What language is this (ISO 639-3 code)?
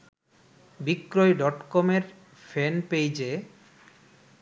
ben